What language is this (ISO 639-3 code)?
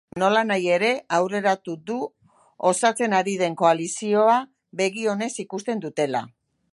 eus